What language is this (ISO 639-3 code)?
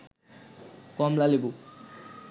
ben